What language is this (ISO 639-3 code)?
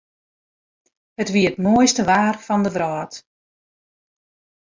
fry